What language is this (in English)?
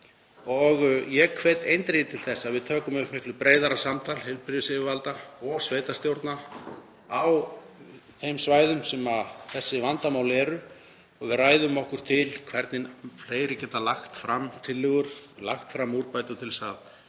Icelandic